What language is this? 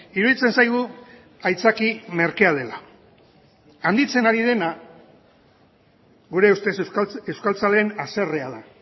Basque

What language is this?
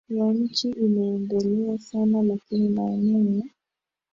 Swahili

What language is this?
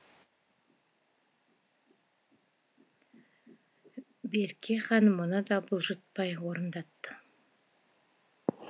Kazakh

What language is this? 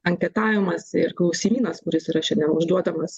Lithuanian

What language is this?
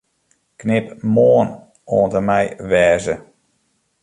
Western Frisian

